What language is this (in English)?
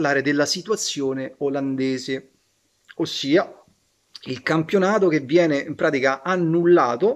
Italian